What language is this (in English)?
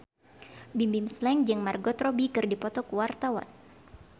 Sundanese